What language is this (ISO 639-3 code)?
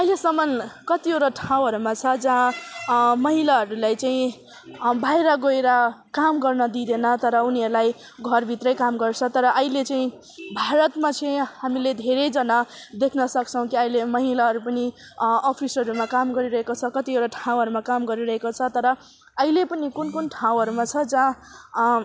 nep